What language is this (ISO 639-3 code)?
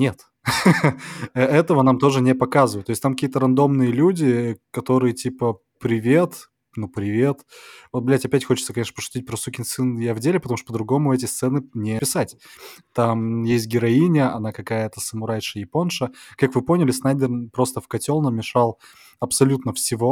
rus